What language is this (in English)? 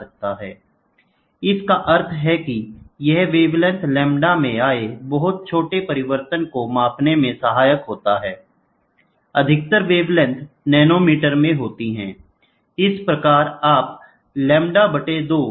Hindi